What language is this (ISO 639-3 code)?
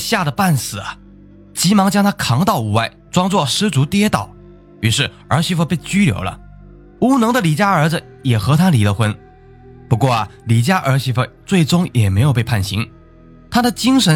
zho